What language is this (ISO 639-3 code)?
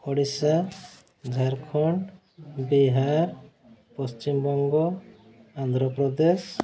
ori